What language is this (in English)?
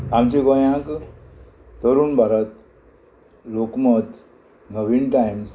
Konkani